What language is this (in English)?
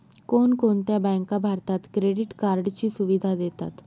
Marathi